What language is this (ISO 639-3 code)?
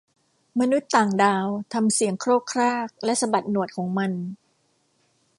tha